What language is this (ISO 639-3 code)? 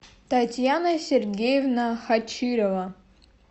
rus